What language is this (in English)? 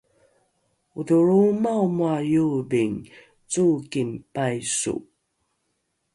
Rukai